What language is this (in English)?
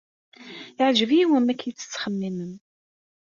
Kabyle